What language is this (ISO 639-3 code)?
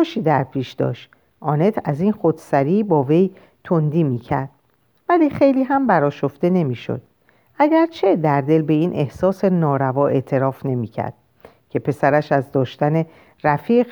fas